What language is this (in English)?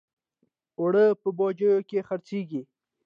Pashto